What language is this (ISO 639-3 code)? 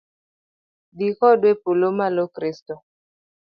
luo